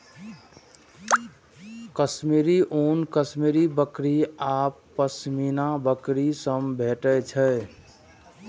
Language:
Maithili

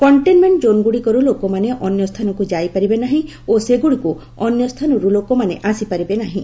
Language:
Odia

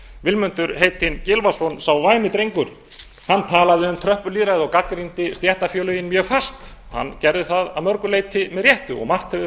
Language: Icelandic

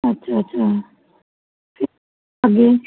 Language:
Punjabi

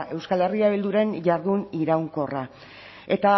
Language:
Basque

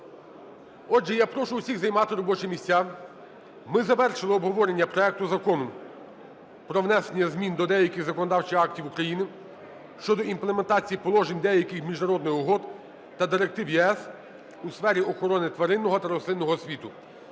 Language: Ukrainian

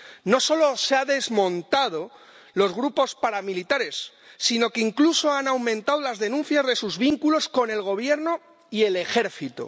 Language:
Spanish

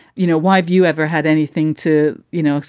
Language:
English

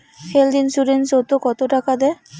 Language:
Bangla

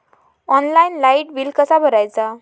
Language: Marathi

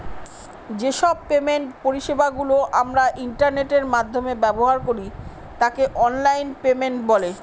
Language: Bangla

